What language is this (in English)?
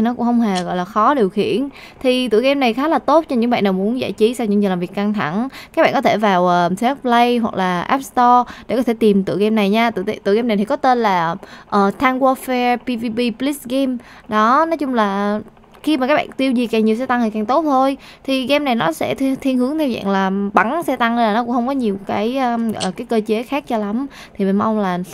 Vietnamese